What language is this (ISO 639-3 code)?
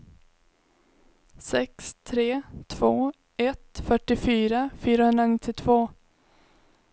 swe